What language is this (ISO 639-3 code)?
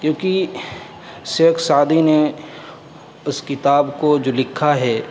urd